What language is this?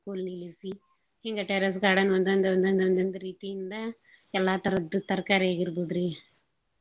Kannada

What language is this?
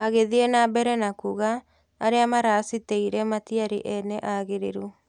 Kikuyu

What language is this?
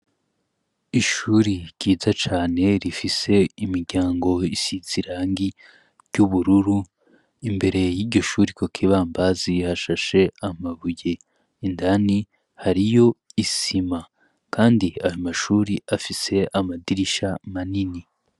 Rundi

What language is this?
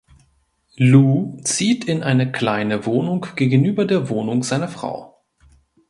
German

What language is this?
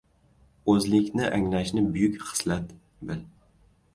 Uzbek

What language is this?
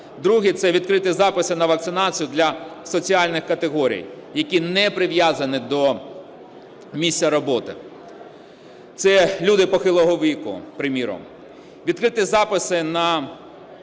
Ukrainian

